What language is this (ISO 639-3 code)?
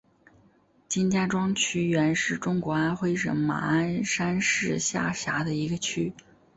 zho